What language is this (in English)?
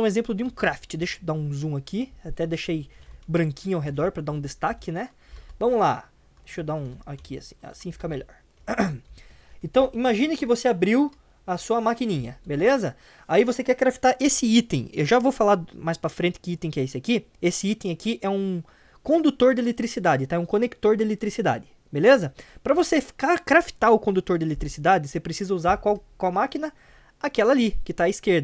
Portuguese